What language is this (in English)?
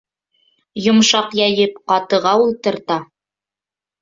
Bashkir